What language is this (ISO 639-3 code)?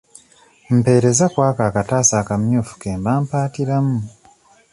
lug